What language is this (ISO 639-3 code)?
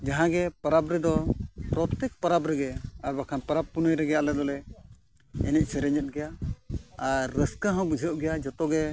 sat